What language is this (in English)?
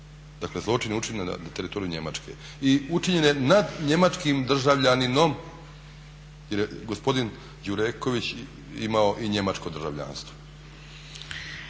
Croatian